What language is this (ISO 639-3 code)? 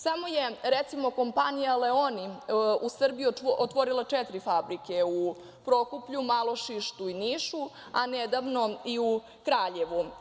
srp